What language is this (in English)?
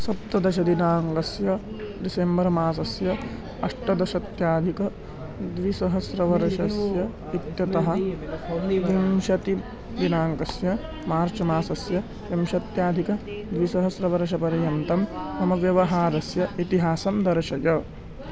Sanskrit